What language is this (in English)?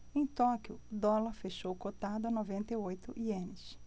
Portuguese